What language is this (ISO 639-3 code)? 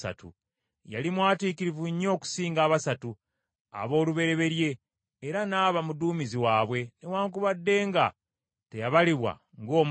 lug